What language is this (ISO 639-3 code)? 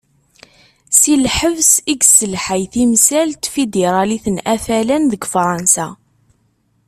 kab